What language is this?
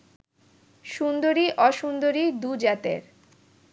Bangla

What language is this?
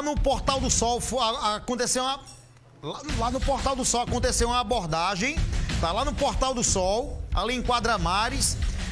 Portuguese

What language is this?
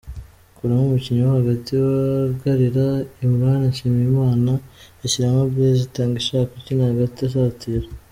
Kinyarwanda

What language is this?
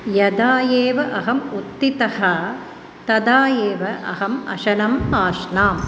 Sanskrit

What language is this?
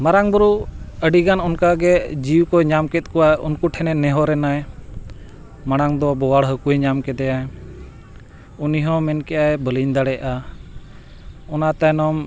Santali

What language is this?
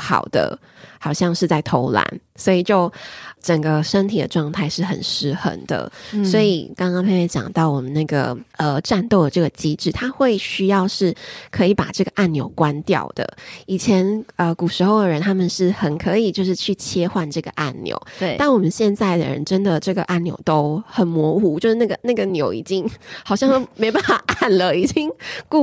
Chinese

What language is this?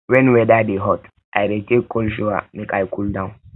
Nigerian Pidgin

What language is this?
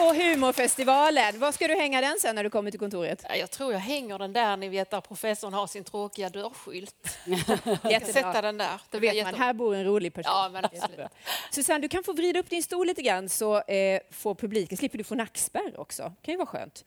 Swedish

